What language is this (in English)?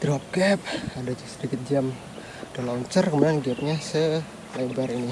Indonesian